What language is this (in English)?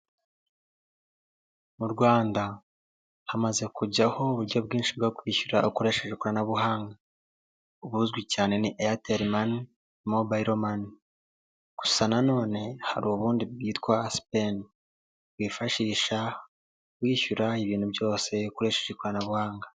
Kinyarwanda